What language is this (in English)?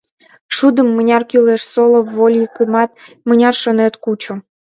Mari